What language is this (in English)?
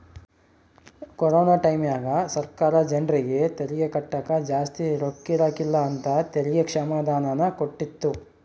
Kannada